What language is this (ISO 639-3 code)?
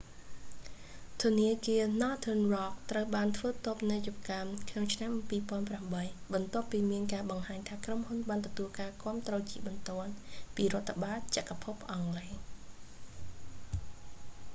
khm